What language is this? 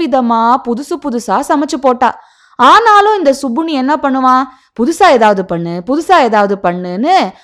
Tamil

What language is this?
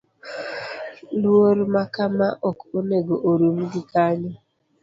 Luo (Kenya and Tanzania)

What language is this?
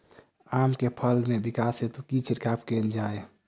Maithili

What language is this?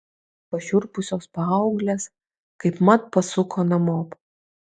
Lithuanian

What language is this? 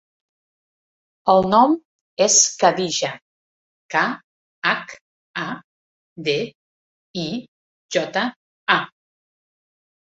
Catalan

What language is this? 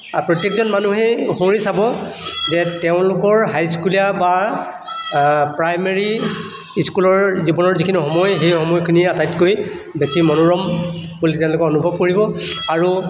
Assamese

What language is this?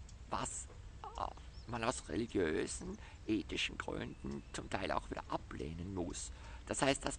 German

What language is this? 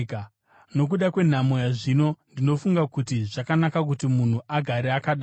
Shona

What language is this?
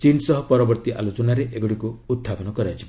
Odia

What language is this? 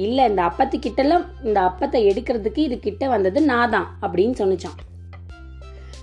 Tamil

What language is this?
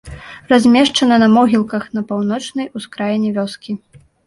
Belarusian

